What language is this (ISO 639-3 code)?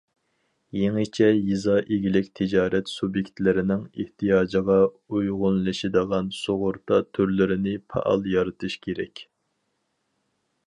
uig